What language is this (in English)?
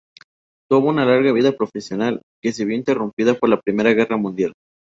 Spanish